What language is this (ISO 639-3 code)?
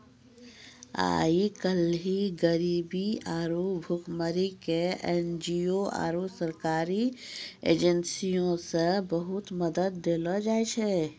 mai